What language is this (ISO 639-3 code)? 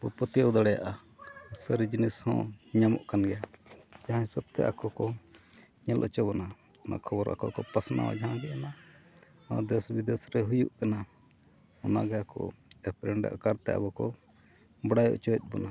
sat